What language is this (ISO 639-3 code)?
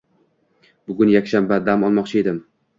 uzb